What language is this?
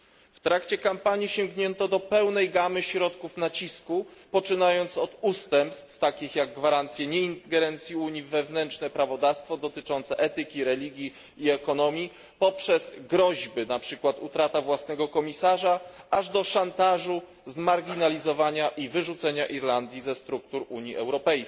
Polish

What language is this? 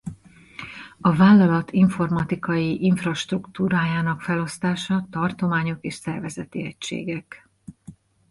Hungarian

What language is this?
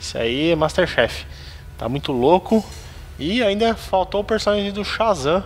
Portuguese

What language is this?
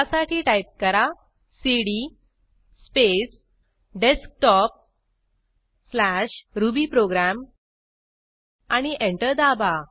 Marathi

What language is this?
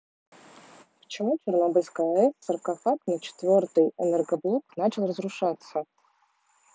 Russian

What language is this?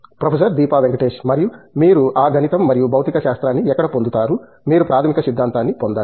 Telugu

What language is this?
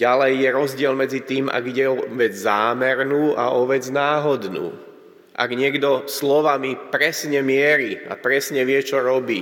Slovak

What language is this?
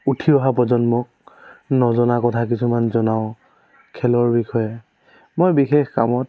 Assamese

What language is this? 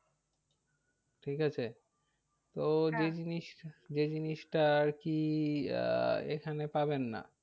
Bangla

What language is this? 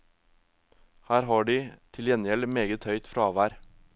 Norwegian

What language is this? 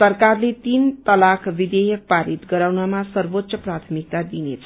Nepali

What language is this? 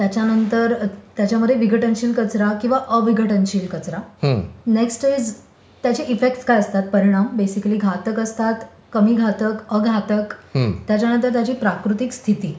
Marathi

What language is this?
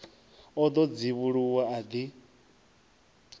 Venda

